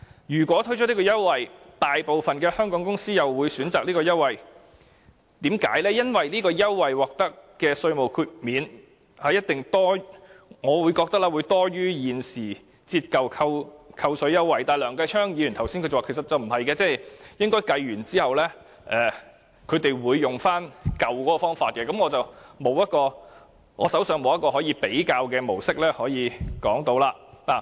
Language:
Cantonese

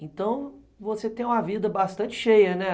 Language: Portuguese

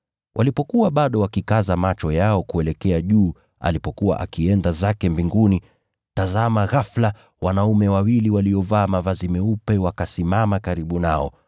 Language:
Swahili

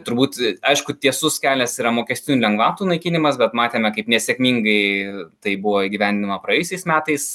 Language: Lithuanian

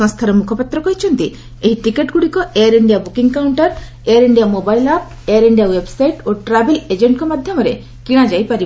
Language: Odia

